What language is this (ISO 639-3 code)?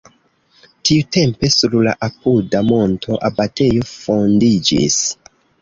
epo